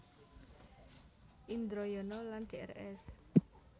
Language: Javanese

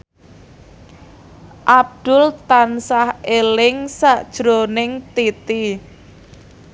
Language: Javanese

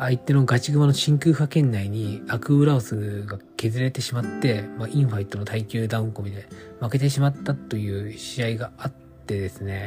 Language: Japanese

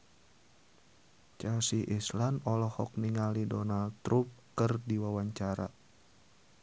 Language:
Sundanese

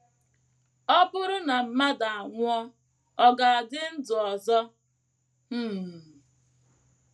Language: Igbo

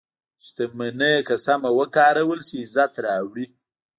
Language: Pashto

